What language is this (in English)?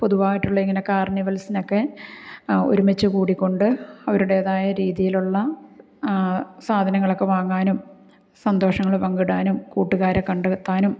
Malayalam